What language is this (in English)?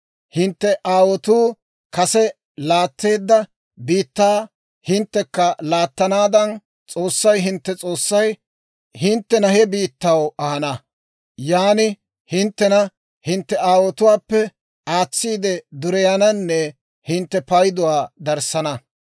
Dawro